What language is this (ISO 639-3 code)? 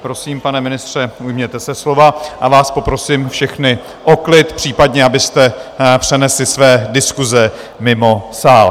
ces